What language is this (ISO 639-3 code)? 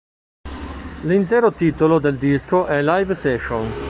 ita